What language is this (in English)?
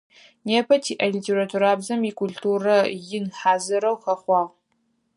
Adyghe